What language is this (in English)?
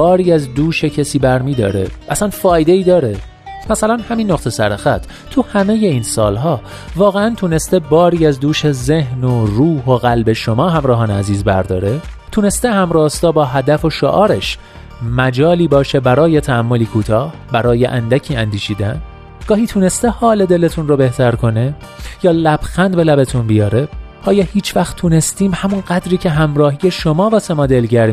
Persian